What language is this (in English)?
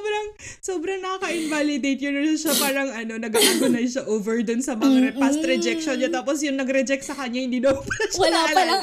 Filipino